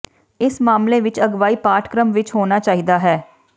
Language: Punjabi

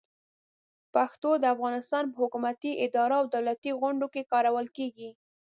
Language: Pashto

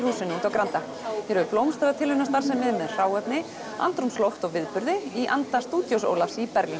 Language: Icelandic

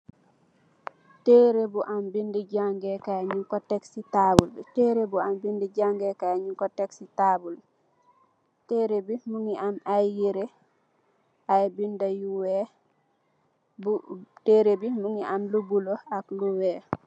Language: Wolof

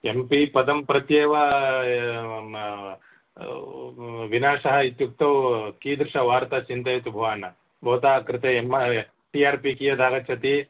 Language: Sanskrit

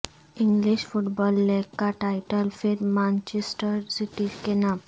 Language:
Urdu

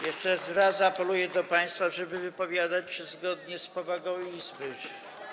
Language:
Polish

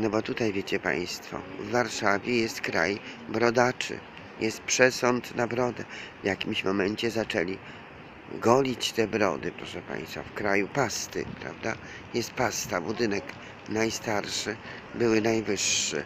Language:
Polish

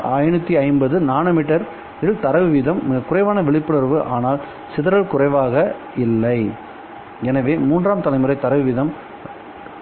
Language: Tamil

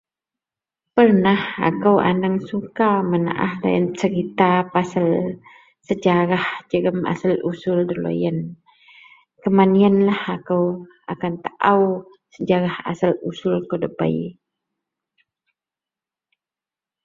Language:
Central Melanau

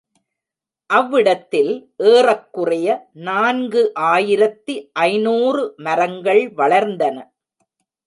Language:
Tamil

